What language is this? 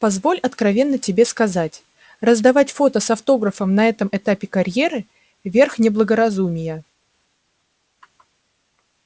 Russian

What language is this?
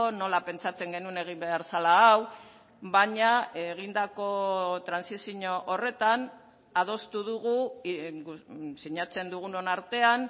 Basque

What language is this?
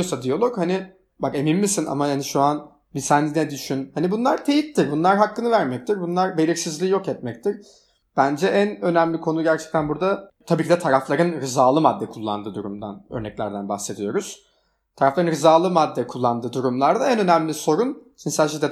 Turkish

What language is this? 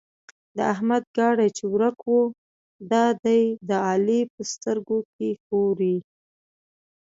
Pashto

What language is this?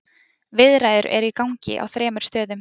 Icelandic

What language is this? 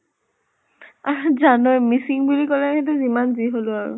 Assamese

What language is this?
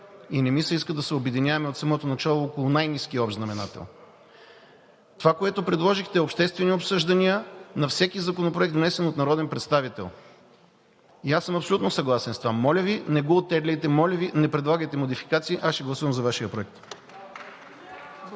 Bulgarian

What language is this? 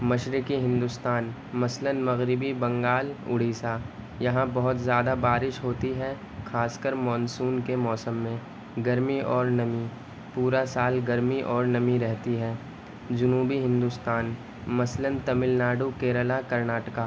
Urdu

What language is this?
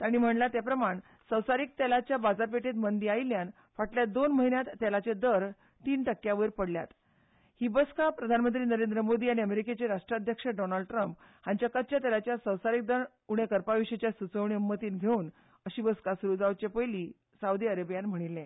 Konkani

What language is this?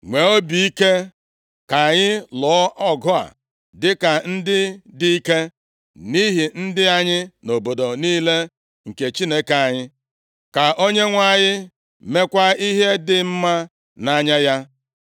Igbo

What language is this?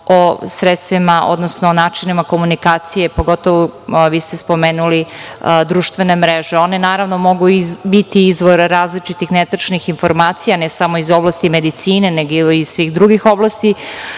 Serbian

